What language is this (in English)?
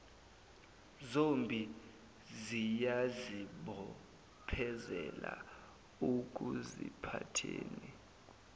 Zulu